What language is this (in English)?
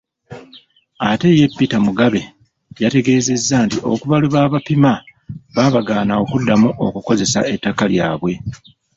Ganda